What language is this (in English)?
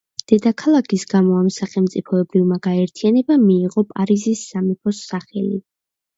Georgian